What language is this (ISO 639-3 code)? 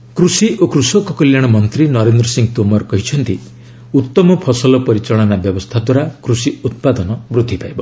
ori